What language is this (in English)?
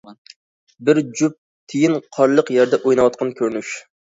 Uyghur